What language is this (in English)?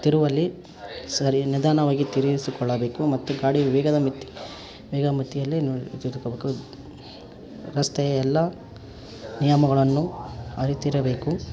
Kannada